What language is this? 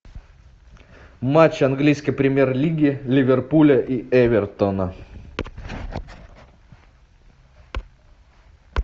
Russian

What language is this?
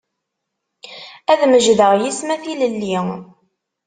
Kabyle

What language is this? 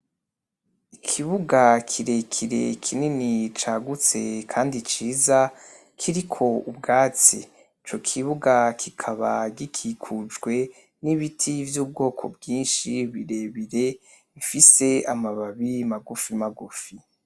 Rundi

